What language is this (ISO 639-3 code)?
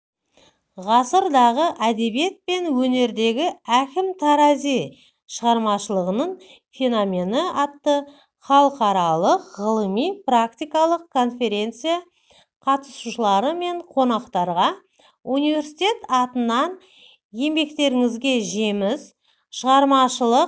kaz